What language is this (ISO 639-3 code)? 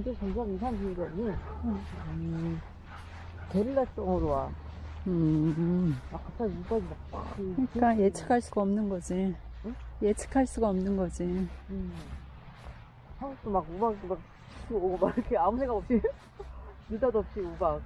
kor